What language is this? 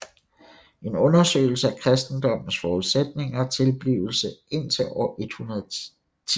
Danish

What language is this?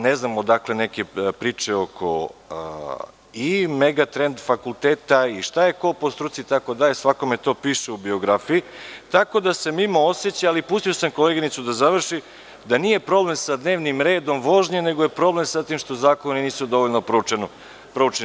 Serbian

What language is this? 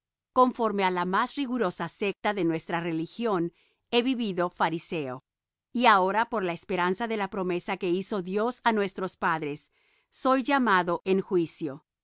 Spanish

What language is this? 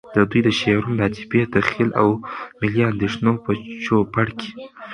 Pashto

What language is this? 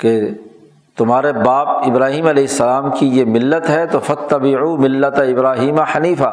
Urdu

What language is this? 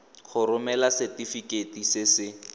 Tswana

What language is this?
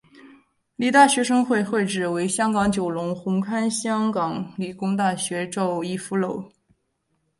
Chinese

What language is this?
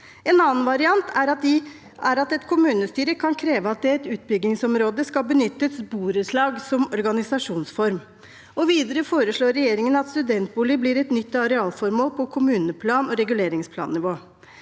Norwegian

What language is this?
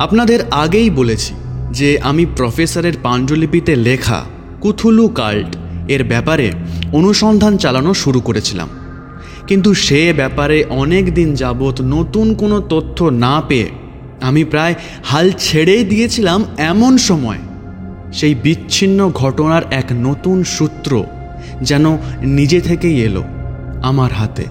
Bangla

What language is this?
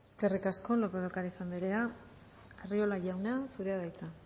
Basque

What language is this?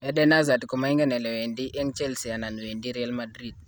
Kalenjin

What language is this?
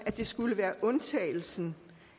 Danish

